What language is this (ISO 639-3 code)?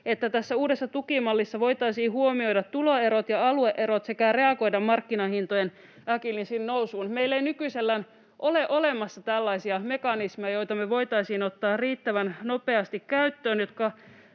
fin